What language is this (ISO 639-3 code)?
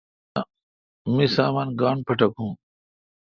xka